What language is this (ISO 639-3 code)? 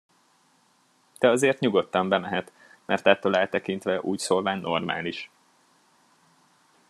hun